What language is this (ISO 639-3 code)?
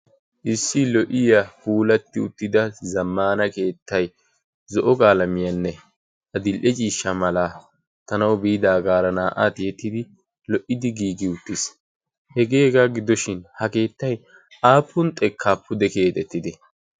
wal